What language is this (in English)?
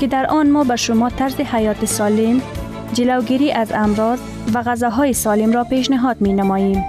Persian